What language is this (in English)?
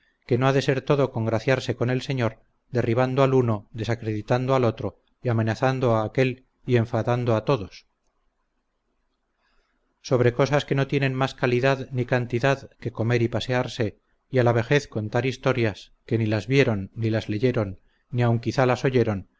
Spanish